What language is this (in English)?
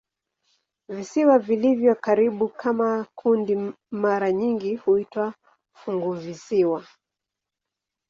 Swahili